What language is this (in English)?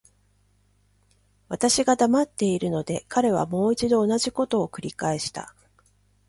Japanese